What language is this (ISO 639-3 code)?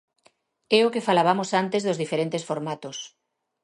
glg